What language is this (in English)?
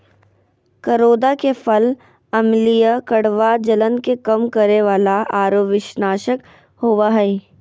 Magahi